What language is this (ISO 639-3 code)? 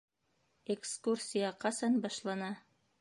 bak